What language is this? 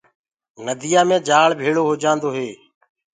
Gurgula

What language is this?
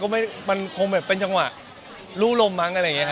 Thai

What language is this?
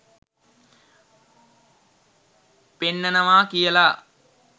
Sinhala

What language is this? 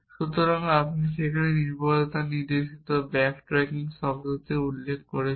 Bangla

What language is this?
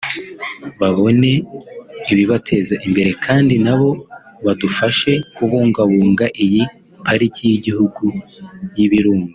Kinyarwanda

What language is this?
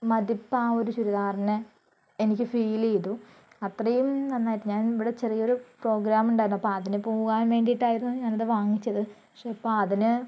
Malayalam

